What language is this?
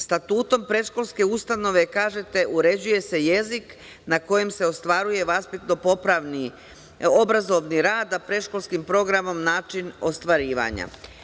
Serbian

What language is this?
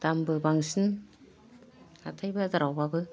Bodo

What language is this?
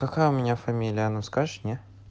Russian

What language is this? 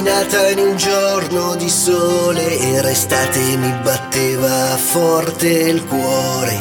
Italian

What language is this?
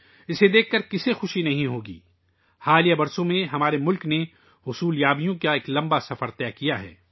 Urdu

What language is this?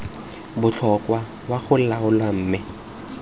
Tswana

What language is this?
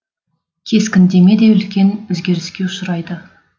Kazakh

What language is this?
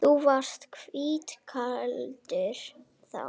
Icelandic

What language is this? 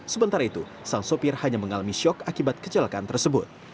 Indonesian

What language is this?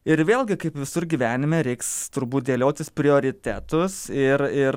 Lithuanian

